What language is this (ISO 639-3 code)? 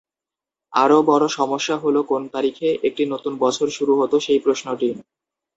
ben